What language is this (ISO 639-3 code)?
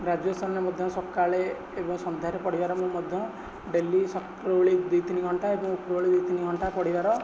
ori